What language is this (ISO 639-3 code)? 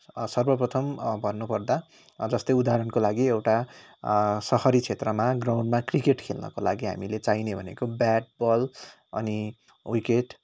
nep